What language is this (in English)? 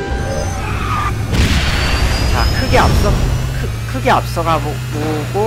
Korean